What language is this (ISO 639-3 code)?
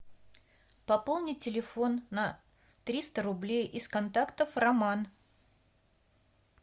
rus